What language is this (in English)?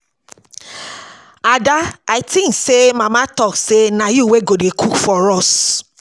Nigerian Pidgin